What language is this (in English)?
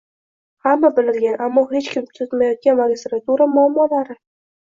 Uzbek